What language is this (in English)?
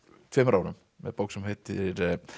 Icelandic